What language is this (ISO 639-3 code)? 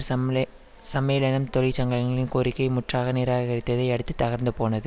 tam